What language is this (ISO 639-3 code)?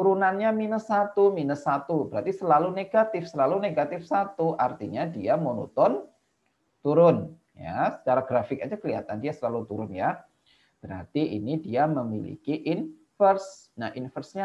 ind